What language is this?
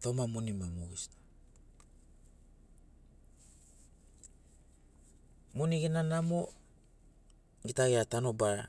Sinaugoro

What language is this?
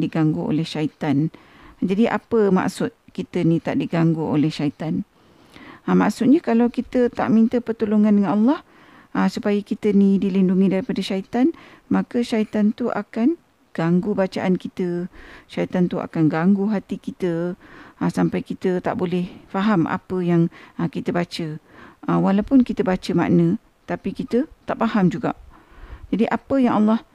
Malay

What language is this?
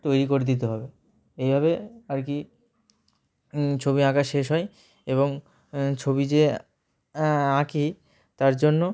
Bangla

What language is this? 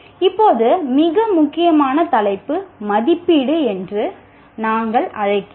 Tamil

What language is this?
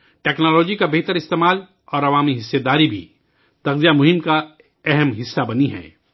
Urdu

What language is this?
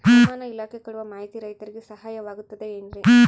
Kannada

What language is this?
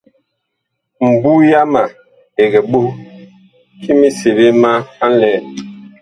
Bakoko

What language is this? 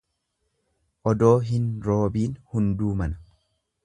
Oromo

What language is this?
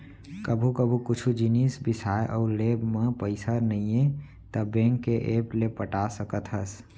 Chhattisgarhi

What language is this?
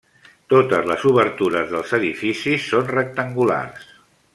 Catalan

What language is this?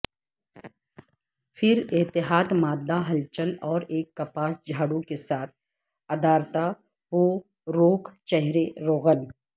Urdu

